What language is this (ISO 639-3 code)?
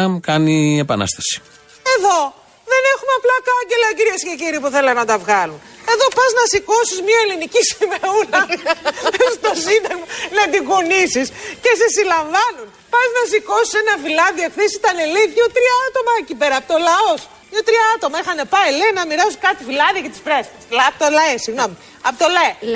ell